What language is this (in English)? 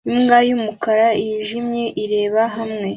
Kinyarwanda